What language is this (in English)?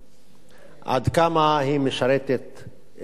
Hebrew